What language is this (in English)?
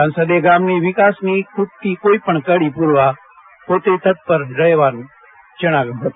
Gujarati